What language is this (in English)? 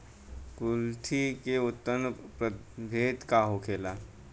Bhojpuri